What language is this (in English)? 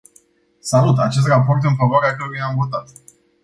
Romanian